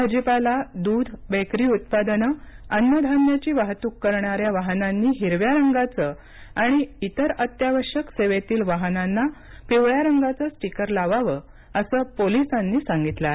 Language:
Marathi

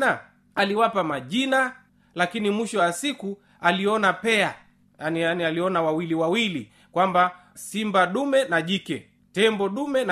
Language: Swahili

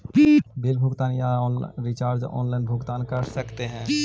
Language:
Magahi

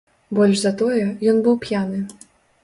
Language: Belarusian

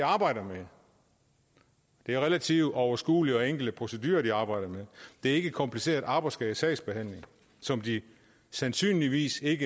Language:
Danish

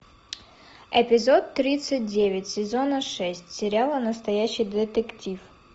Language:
Russian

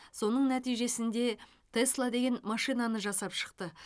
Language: Kazakh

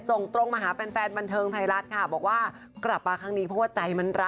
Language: Thai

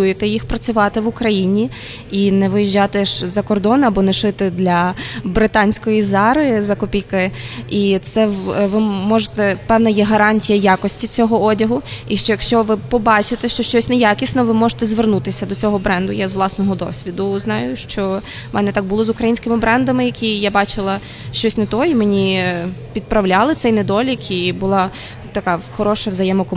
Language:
Ukrainian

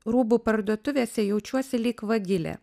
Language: Lithuanian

